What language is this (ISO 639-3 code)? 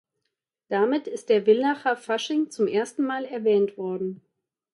deu